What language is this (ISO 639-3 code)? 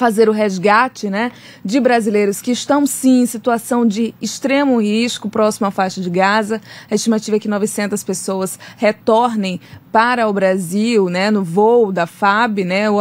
por